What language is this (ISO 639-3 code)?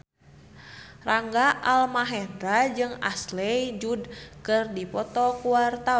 sun